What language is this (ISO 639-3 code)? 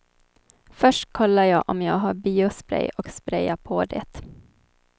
swe